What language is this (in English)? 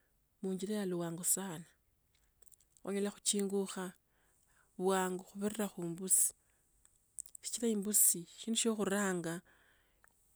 Tsotso